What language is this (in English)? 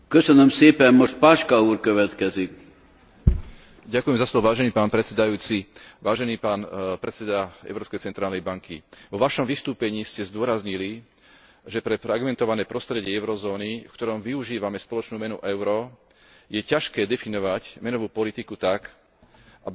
Slovak